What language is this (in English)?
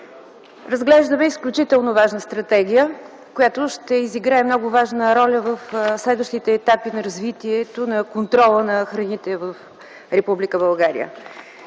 Bulgarian